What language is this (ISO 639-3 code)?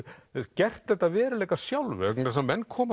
isl